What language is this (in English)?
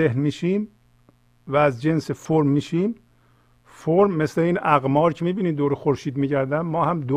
Persian